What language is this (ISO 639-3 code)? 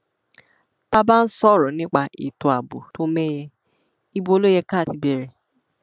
yor